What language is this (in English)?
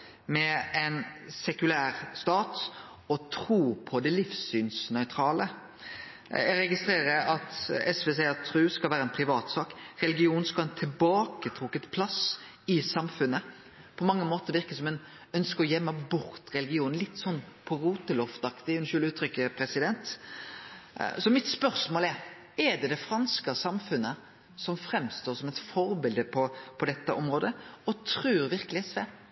Norwegian Nynorsk